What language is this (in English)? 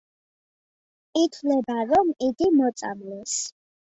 Georgian